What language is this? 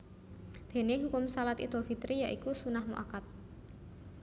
Javanese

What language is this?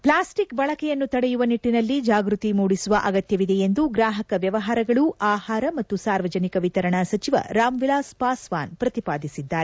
Kannada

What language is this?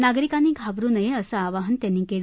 Marathi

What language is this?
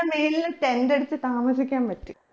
Malayalam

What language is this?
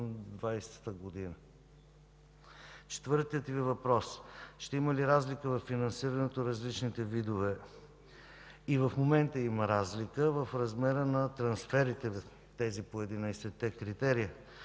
Bulgarian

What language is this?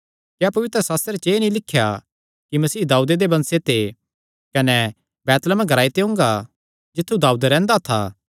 Kangri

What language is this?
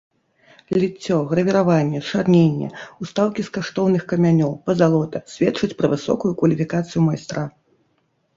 Belarusian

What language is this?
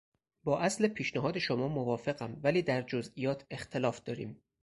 Persian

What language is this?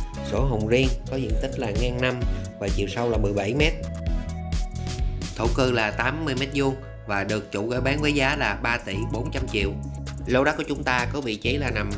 Vietnamese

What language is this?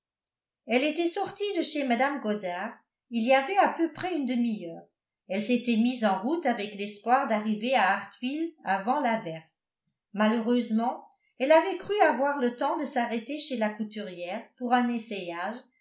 French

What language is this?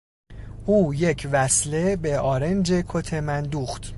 Persian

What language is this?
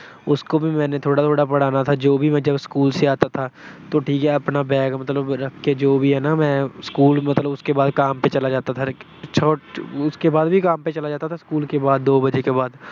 Punjabi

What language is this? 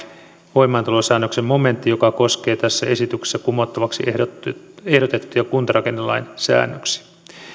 Finnish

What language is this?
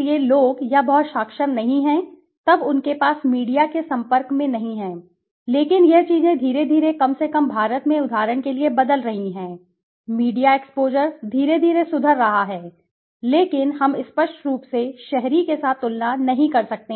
Hindi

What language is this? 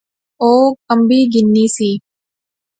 Pahari-Potwari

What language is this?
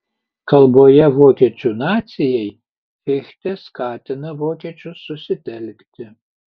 Lithuanian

